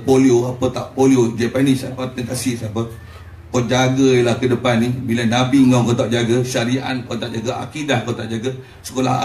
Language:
Malay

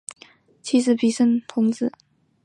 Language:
Chinese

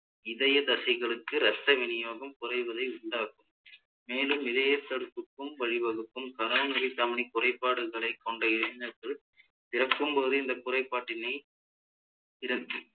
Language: Tamil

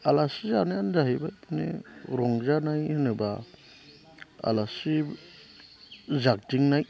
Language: Bodo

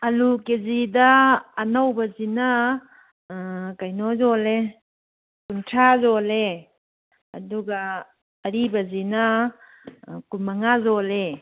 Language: Manipuri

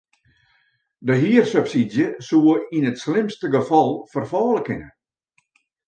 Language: Western Frisian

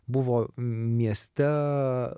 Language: Lithuanian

